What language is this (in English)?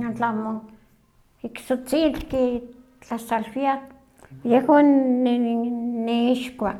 Huaxcaleca Nahuatl